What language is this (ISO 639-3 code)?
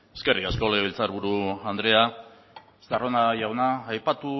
eus